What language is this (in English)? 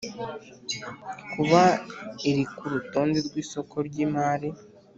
Kinyarwanda